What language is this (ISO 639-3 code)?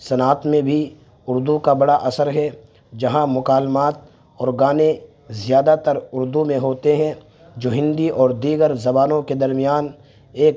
urd